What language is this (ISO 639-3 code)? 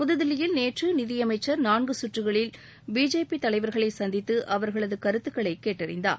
tam